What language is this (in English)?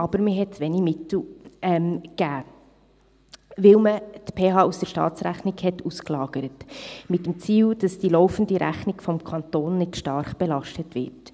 Swiss German